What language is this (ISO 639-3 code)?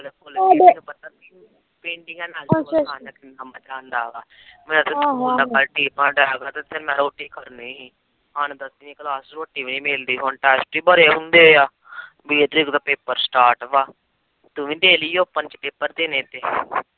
pan